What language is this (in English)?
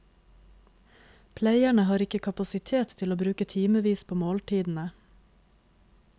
Norwegian